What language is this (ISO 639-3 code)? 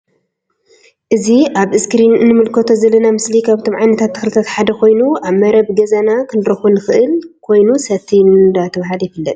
tir